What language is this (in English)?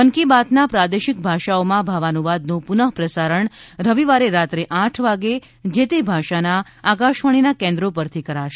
Gujarati